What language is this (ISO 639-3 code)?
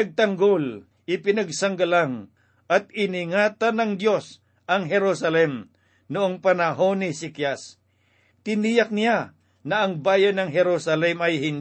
fil